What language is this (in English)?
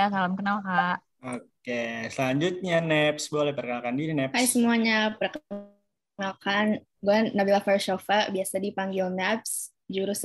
Indonesian